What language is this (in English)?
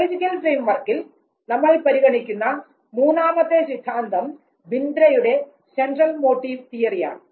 Malayalam